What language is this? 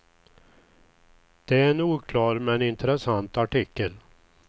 Swedish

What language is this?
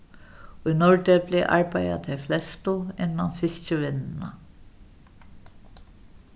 Faroese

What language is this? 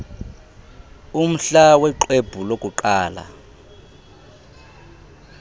Xhosa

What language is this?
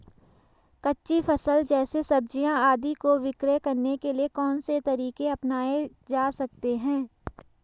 Hindi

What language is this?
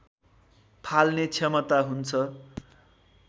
Nepali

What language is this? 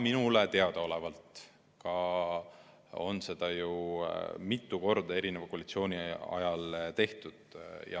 Estonian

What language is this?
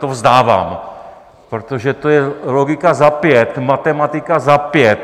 Czech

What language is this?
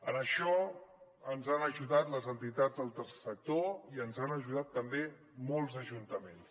Catalan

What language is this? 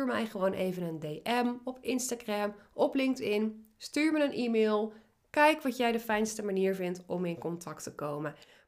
Dutch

